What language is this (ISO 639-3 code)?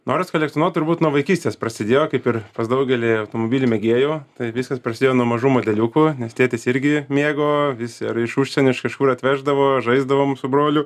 lit